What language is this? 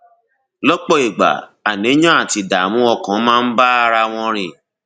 Yoruba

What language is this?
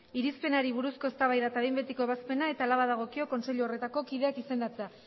Basque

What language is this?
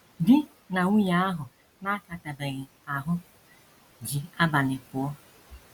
Igbo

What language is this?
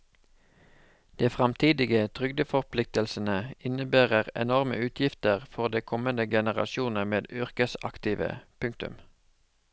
Norwegian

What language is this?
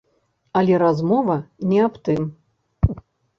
Belarusian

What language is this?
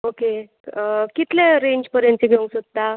Konkani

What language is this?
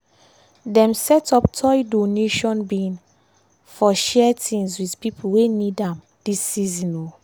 Nigerian Pidgin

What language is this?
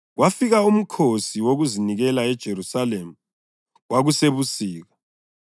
North Ndebele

